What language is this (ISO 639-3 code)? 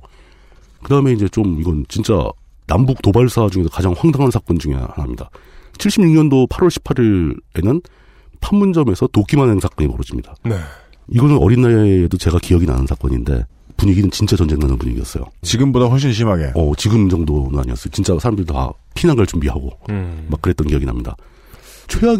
kor